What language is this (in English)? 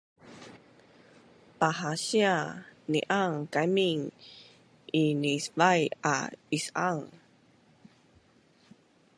Bunun